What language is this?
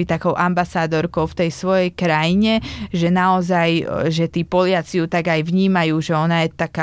Slovak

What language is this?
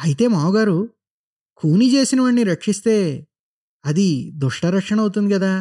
Telugu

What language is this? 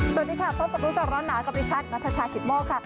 Thai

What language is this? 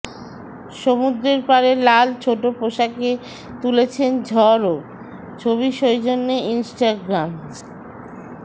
Bangla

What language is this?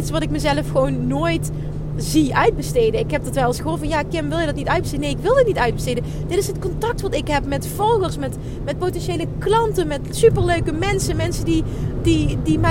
Dutch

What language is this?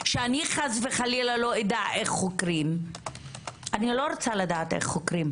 Hebrew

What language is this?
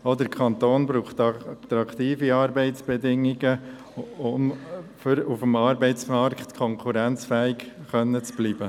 Swiss German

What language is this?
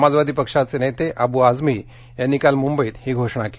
Marathi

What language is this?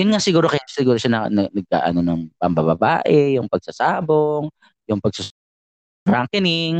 Filipino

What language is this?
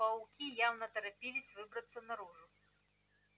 Russian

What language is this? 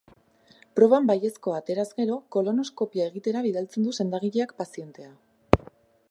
Basque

